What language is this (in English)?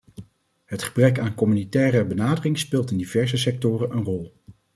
Dutch